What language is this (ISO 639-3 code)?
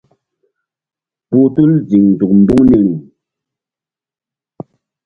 mdd